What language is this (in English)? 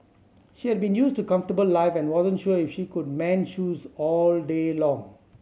English